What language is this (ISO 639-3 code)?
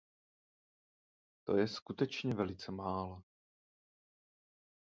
ces